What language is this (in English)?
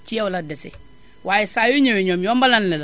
Wolof